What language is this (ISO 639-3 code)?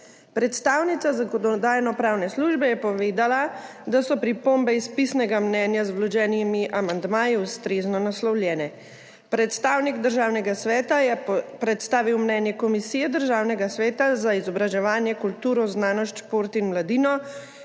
slv